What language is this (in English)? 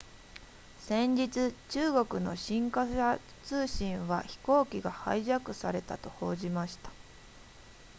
Japanese